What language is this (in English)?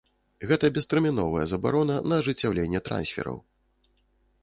Belarusian